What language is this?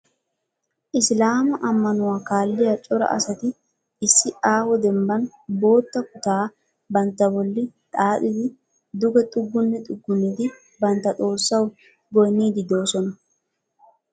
Wolaytta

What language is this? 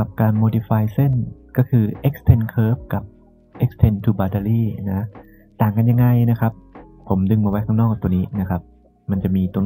Thai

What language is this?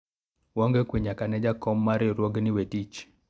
Luo (Kenya and Tanzania)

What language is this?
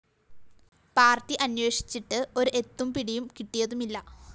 Malayalam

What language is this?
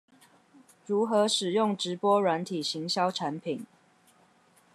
Chinese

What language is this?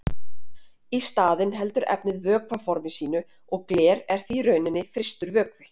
Icelandic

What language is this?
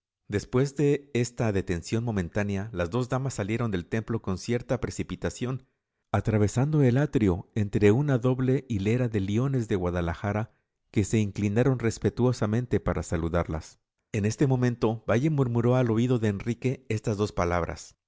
Spanish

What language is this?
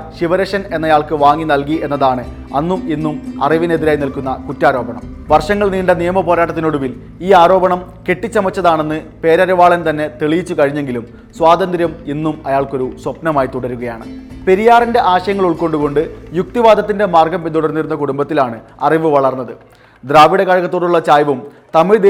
Malayalam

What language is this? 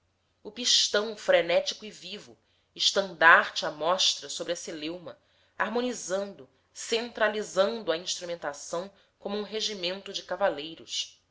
Portuguese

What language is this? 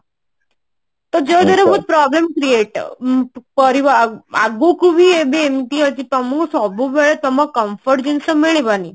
Odia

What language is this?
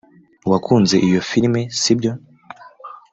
Kinyarwanda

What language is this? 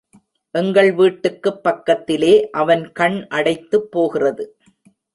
Tamil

